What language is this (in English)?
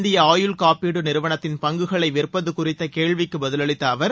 Tamil